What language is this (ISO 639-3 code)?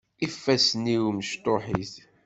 kab